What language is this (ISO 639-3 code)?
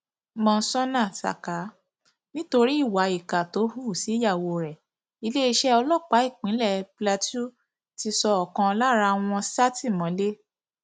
yor